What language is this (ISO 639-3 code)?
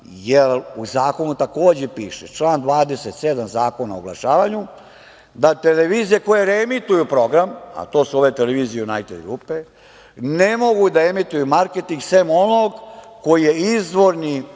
srp